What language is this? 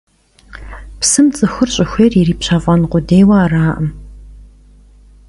Kabardian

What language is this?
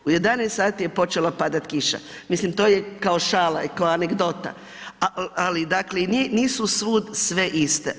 Croatian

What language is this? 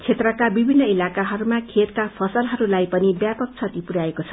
Nepali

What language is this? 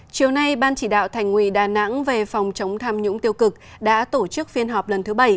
Vietnamese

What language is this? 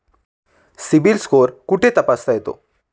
Marathi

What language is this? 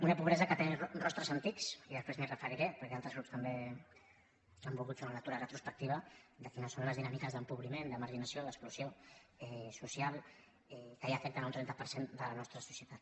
Catalan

